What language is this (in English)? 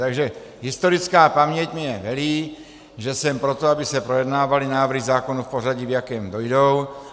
Czech